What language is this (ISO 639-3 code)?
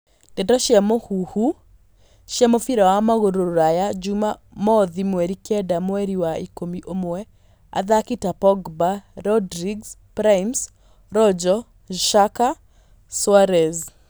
kik